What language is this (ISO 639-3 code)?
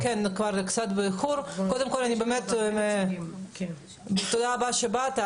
heb